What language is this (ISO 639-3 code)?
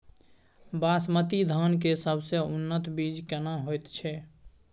mai